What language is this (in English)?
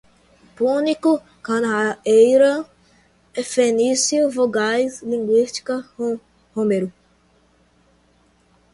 Portuguese